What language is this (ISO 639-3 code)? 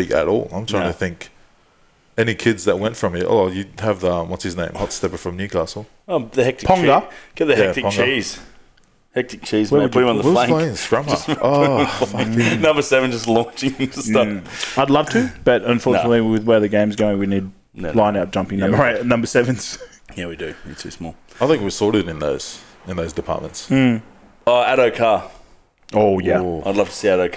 eng